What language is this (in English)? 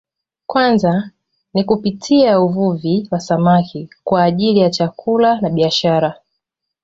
Swahili